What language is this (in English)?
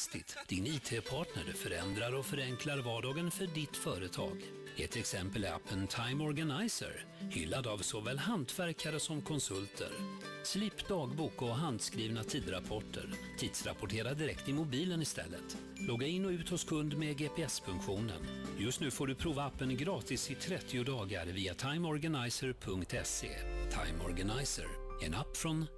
Swedish